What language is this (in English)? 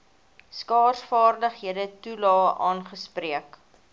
Afrikaans